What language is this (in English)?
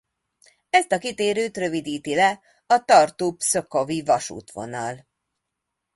Hungarian